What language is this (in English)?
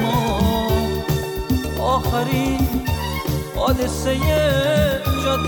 Persian